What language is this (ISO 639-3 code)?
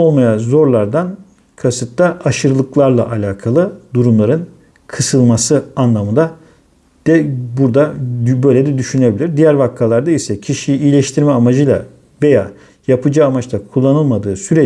tur